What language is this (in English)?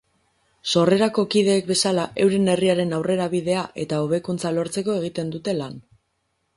Basque